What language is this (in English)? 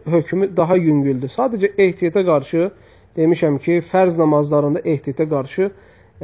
Turkish